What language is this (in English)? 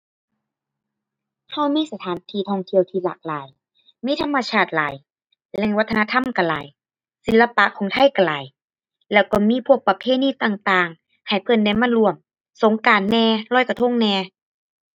Thai